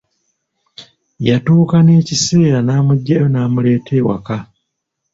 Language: Ganda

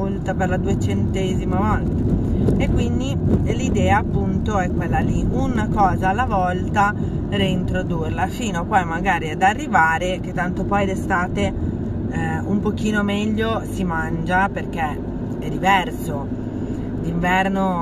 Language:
Italian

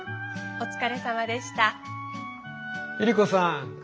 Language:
Japanese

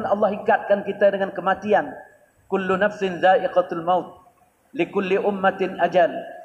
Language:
Malay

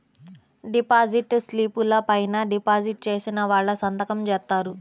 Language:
Telugu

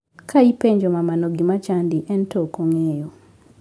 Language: Luo (Kenya and Tanzania)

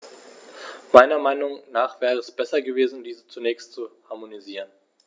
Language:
German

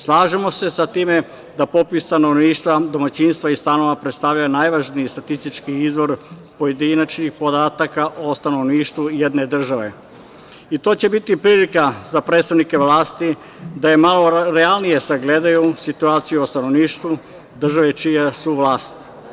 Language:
Serbian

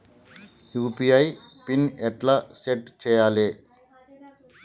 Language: Telugu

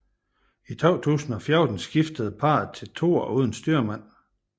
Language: Danish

